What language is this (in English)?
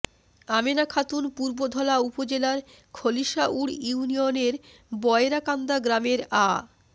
Bangla